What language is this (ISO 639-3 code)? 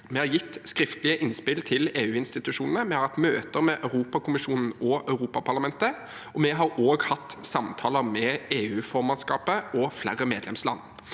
nor